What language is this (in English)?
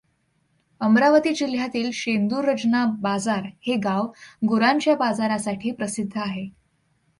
Marathi